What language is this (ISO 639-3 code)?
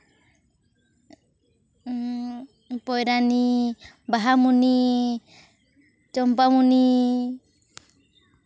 sat